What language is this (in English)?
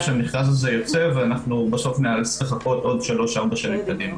Hebrew